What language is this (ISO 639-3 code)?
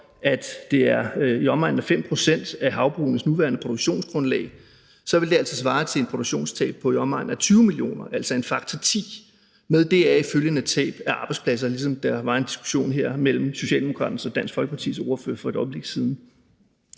dan